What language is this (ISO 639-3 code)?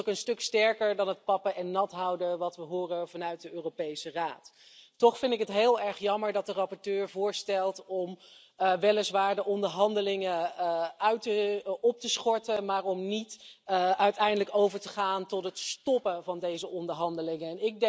nld